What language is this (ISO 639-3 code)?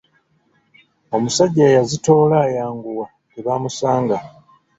lug